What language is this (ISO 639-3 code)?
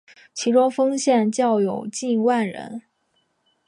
zho